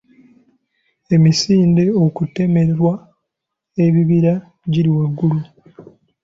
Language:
Ganda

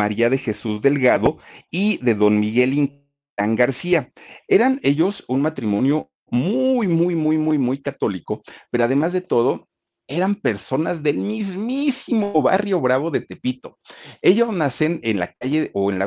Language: Spanish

